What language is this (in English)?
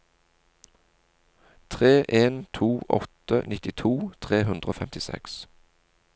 Norwegian